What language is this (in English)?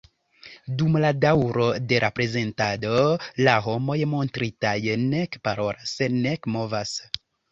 Esperanto